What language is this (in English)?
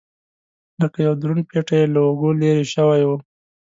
Pashto